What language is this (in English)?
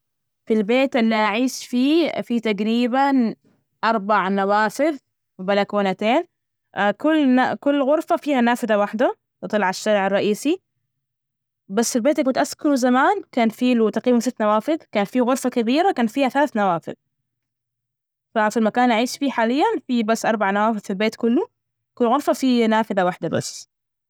Najdi Arabic